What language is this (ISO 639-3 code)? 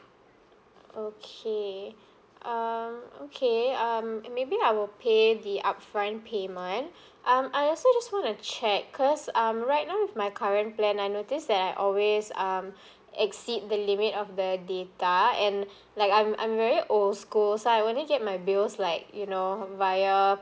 eng